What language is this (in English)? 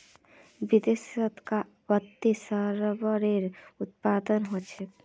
Magahi